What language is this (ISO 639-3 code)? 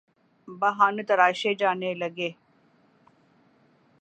urd